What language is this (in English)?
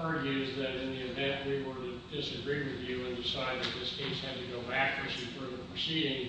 English